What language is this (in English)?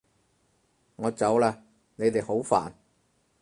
Cantonese